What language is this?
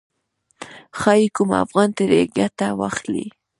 Pashto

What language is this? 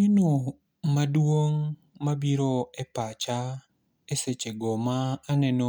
Luo (Kenya and Tanzania)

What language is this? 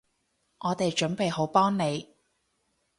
Cantonese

